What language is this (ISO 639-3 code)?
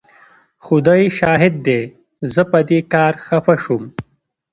pus